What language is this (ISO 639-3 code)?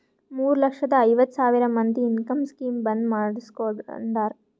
kan